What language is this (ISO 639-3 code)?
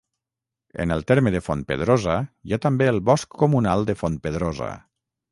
cat